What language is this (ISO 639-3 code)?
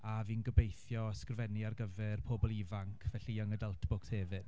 cym